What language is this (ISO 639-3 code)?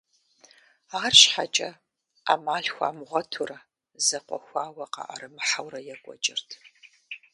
kbd